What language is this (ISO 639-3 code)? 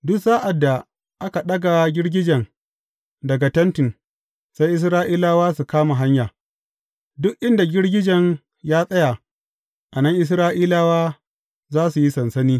hau